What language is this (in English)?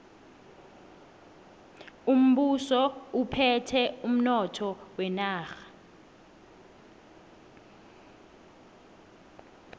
South Ndebele